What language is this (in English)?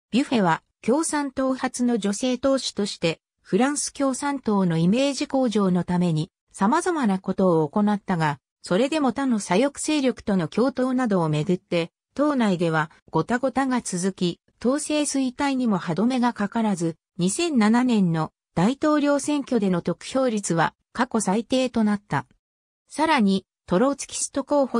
Japanese